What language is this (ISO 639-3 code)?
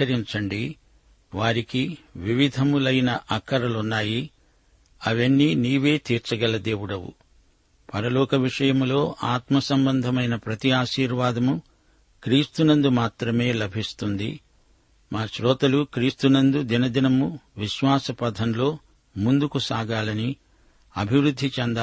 tel